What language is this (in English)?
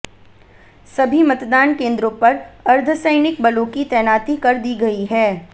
Hindi